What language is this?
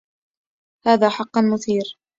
Arabic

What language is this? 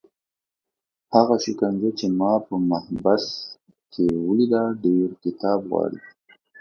Pashto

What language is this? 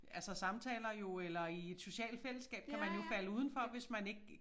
Danish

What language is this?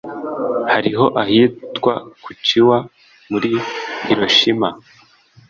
Kinyarwanda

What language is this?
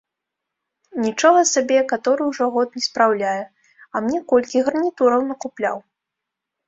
Belarusian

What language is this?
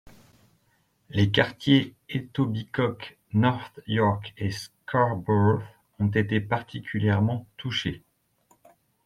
French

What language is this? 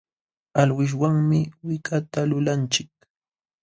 Jauja Wanca Quechua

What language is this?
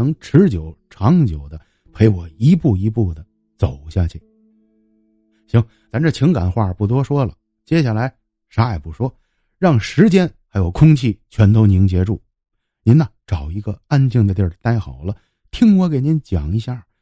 Chinese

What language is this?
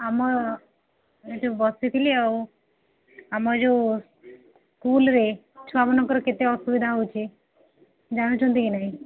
Odia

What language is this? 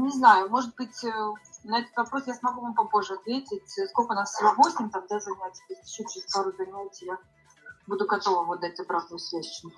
Russian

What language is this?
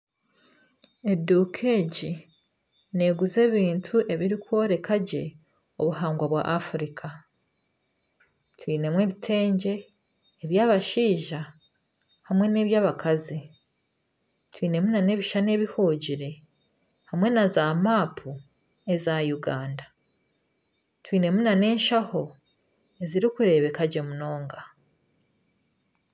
Nyankole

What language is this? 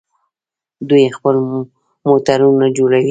Pashto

